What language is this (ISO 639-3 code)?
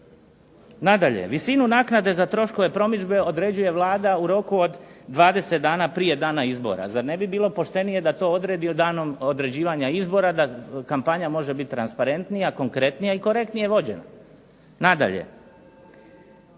hrv